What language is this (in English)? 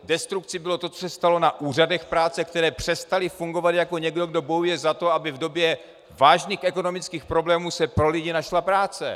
Czech